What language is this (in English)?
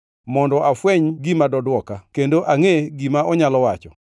Luo (Kenya and Tanzania)